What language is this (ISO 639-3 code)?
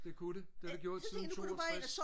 dan